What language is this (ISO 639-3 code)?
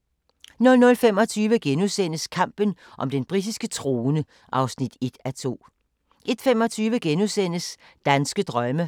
dan